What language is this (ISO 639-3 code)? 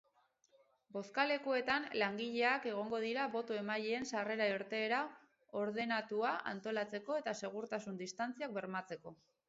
eus